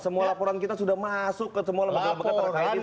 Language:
Indonesian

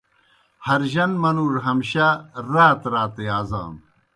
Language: Kohistani Shina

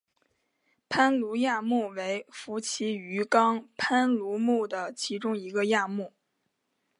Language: Chinese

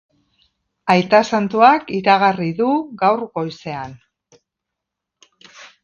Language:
Basque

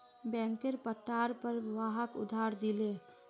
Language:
Magahi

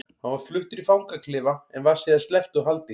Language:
Icelandic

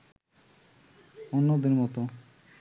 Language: Bangla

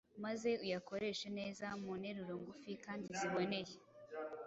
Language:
Kinyarwanda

